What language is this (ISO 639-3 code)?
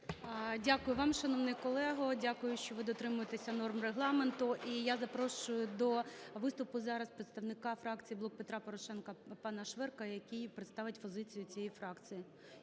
ukr